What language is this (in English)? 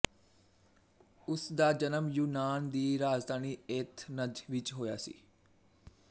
Punjabi